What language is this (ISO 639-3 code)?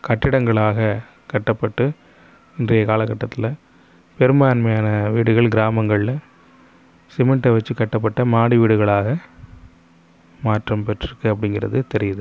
tam